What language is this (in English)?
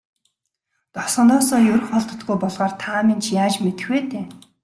Mongolian